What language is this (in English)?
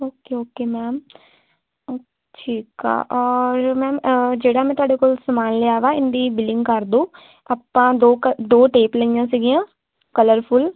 Punjabi